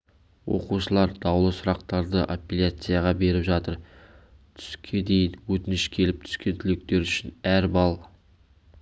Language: Kazakh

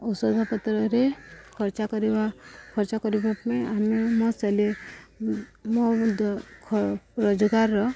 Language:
Odia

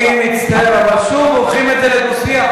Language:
Hebrew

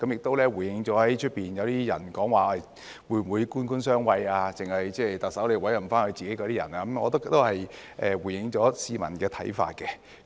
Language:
Cantonese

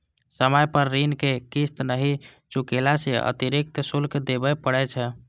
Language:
Maithili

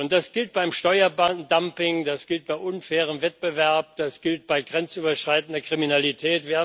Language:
German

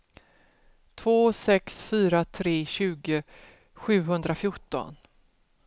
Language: Swedish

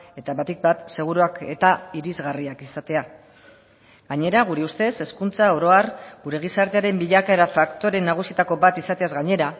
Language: Basque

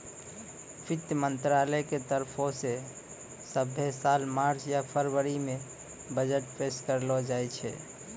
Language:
Maithili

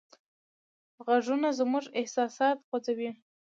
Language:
Pashto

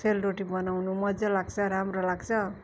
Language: Nepali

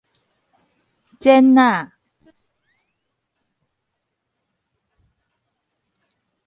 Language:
Min Nan Chinese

